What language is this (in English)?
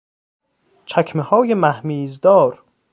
Persian